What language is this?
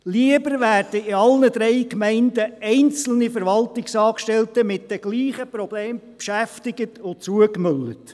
Swiss German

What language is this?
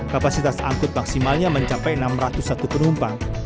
Indonesian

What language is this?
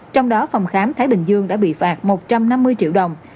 Vietnamese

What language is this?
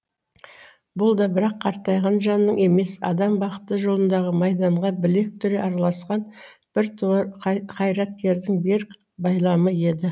Kazakh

